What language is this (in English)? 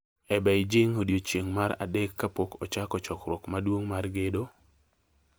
Luo (Kenya and Tanzania)